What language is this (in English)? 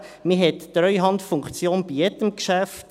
Swiss German